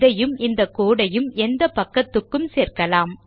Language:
Tamil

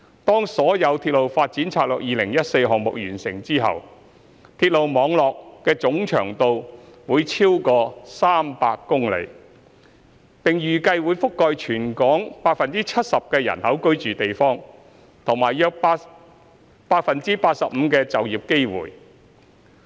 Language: Cantonese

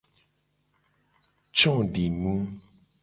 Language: Gen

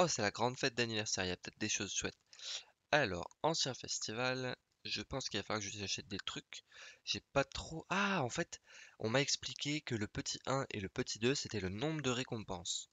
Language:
French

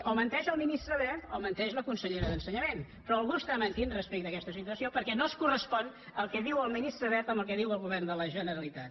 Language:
Catalan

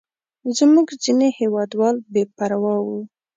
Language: Pashto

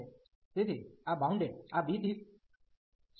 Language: Gujarati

